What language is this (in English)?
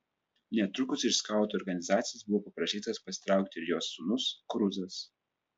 Lithuanian